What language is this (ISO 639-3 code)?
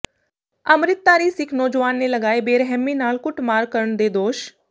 pan